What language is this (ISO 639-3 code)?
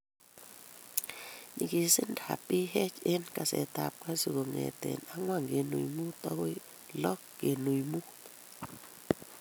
kln